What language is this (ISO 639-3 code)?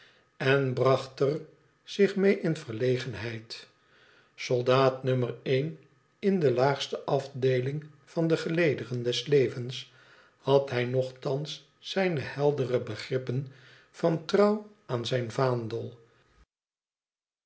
nld